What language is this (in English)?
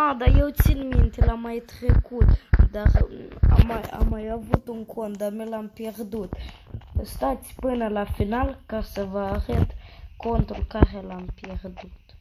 Romanian